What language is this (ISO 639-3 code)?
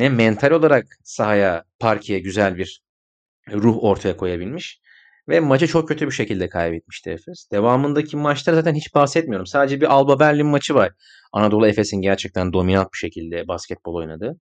tur